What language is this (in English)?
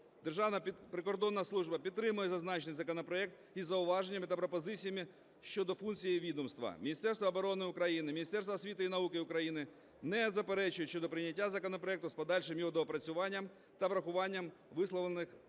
Ukrainian